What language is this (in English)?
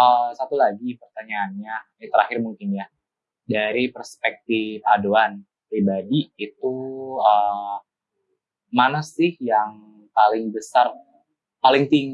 Indonesian